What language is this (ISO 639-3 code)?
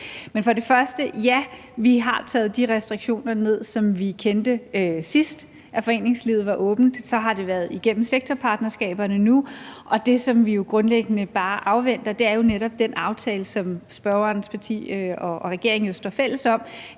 dan